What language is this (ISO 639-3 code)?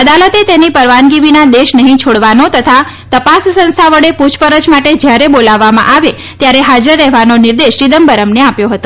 guj